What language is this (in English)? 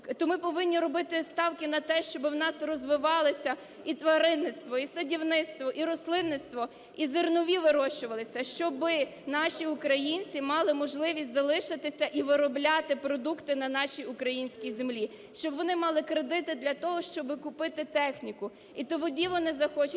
Ukrainian